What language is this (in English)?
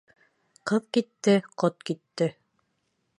Bashkir